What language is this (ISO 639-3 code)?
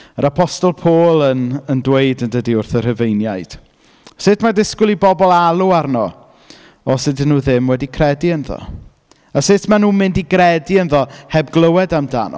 cym